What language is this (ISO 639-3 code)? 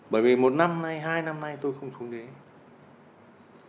vie